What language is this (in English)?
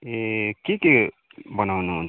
Nepali